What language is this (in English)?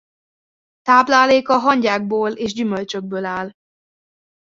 Hungarian